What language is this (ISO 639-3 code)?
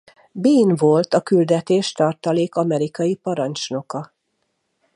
hun